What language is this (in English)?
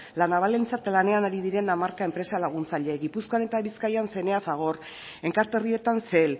Basque